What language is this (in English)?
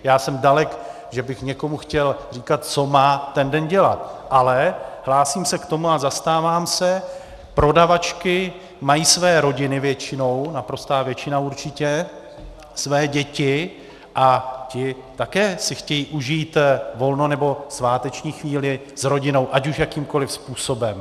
Czech